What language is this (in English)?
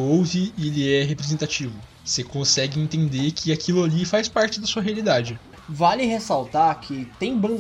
Portuguese